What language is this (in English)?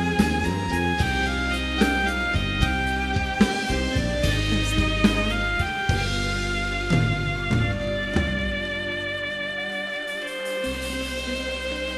Korean